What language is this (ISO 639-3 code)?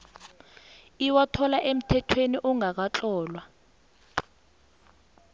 nbl